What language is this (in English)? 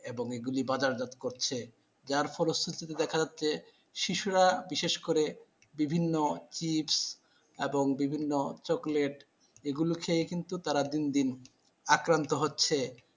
Bangla